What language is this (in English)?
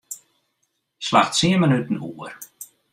Western Frisian